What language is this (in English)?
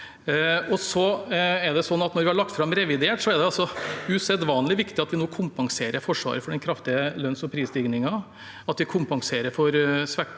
Norwegian